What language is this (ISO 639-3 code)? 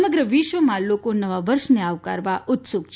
guj